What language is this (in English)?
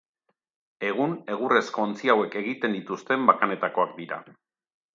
Basque